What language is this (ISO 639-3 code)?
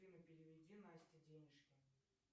rus